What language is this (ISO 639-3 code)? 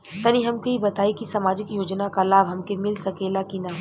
bho